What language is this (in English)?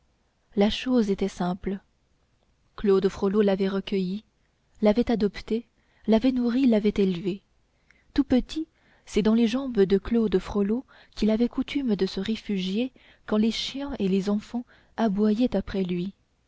French